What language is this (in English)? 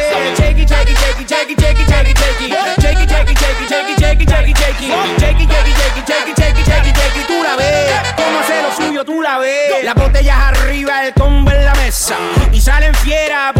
Polish